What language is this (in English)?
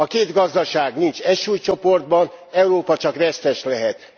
Hungarian